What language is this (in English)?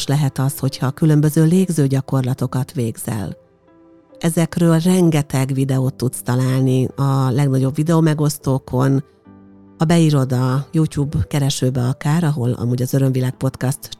Hungarian